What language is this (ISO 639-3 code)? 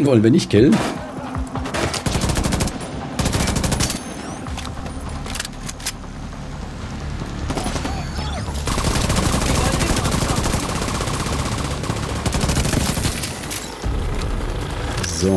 deu